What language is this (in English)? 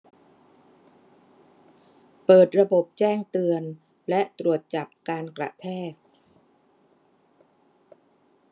Thai